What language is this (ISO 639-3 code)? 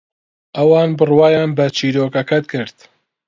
ckb